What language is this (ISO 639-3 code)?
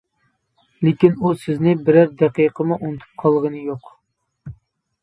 uig